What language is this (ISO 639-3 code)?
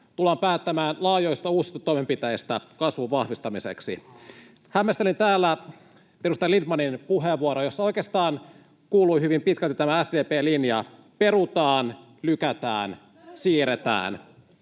fin